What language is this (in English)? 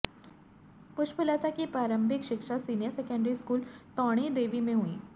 Hindi